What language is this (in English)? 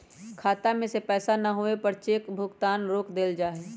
Magahi